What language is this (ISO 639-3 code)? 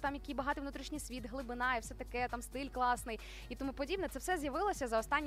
ukr